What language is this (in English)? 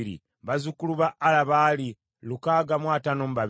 Ganda